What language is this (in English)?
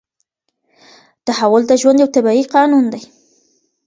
Pashto